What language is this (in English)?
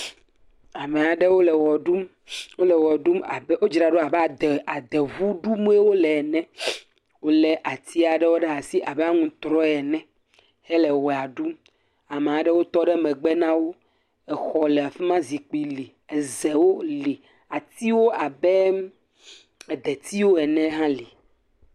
Ewe